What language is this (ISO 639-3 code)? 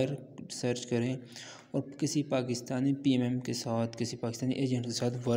tur